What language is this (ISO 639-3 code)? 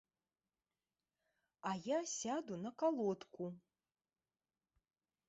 bel